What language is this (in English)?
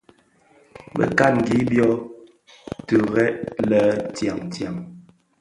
Bafia